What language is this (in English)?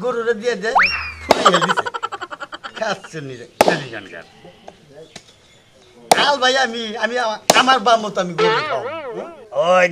Bangla